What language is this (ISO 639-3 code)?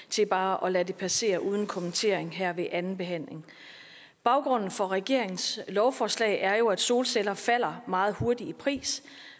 dan